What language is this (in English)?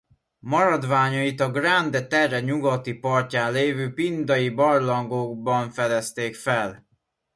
Hungarian